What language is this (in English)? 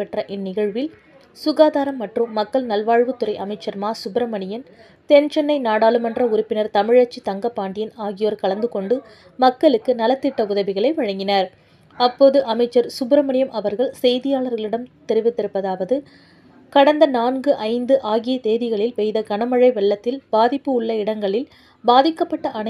Tamil